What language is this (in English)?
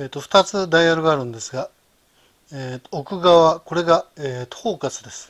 Japanese